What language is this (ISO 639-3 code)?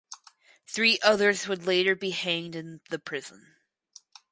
eng